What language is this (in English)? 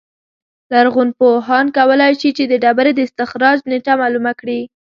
Pashto